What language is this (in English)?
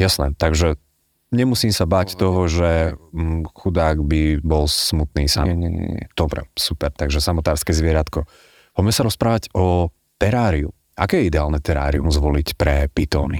Slovak